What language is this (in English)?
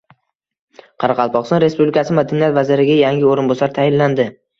Uzbek